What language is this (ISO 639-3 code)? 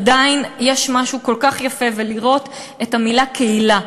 heb